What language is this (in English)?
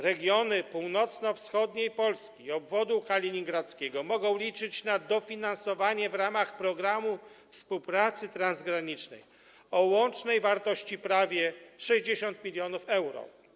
Polish